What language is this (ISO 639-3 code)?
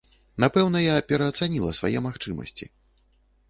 bel